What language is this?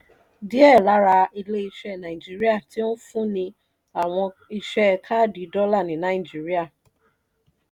Yoruba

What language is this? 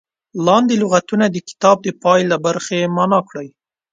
Pashto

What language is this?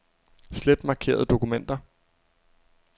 Danish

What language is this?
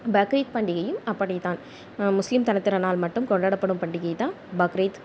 Tamil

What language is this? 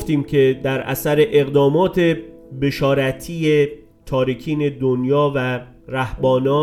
Persian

